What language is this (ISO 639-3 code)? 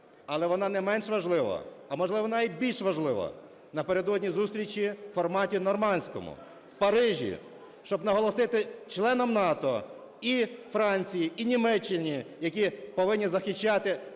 ukr